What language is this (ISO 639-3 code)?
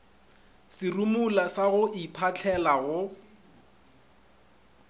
nso